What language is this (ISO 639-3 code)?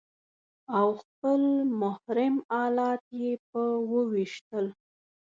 pus